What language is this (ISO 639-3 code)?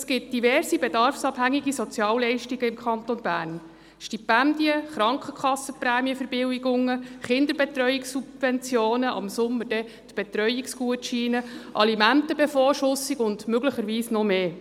gsw